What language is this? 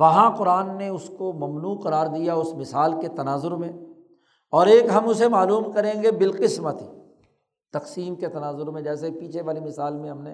Urdu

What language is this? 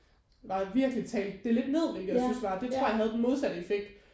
Danish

